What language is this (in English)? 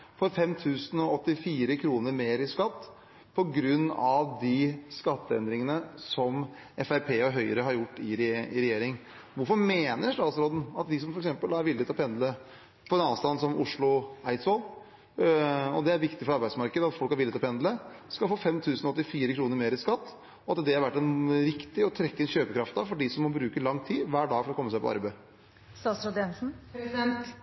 Norwegian Bokmål